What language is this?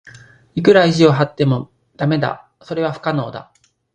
Japanese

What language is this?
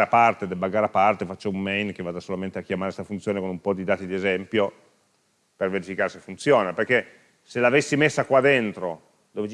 Italian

